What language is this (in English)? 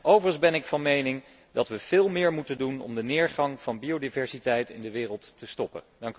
Dutch